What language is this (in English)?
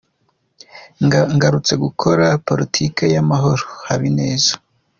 Kinyarwanda